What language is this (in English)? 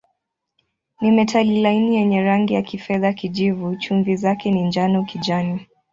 Swahili